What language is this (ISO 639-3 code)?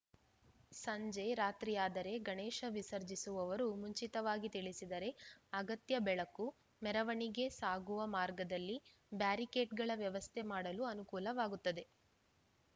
kan